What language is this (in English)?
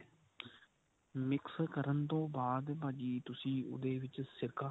Punjabi